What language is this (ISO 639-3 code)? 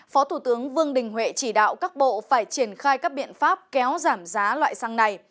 vie